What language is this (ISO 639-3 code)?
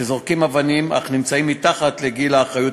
heb